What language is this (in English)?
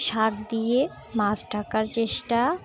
Bangla